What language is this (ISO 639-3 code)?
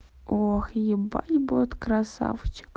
rus